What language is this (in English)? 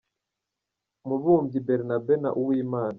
Kinyarwanda